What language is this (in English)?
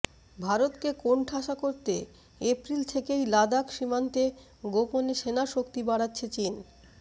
Bangla